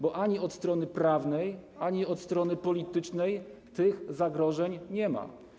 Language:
Polish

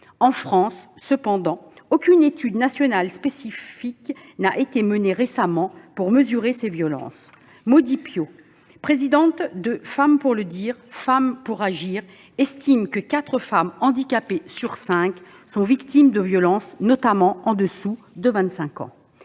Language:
French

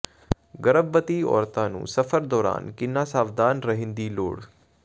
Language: Punjabi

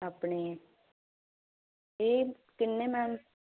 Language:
Punjabi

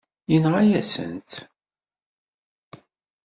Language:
Kabyle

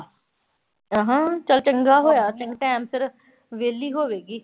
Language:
Punjabi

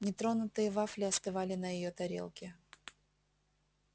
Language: Russian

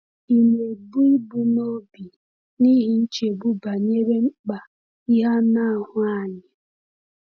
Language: Igbo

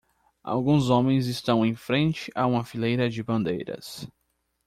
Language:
Portuguese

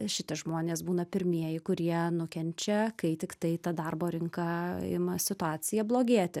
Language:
Lithuanian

